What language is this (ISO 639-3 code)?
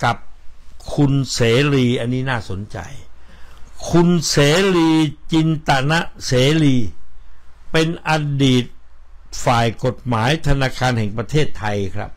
tha